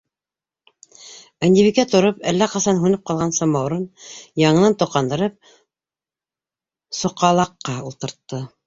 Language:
Bashkir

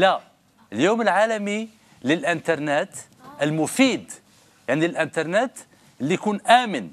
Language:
Arabic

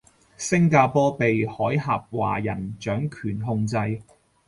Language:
Cantonese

